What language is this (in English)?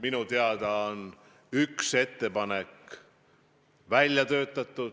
Estonian